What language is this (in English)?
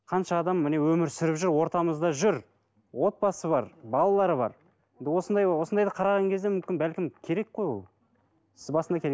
Kazakh